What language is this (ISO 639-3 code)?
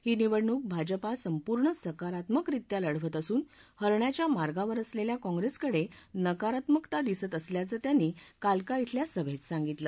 mar